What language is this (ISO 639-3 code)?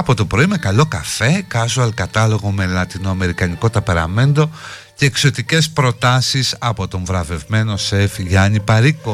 ell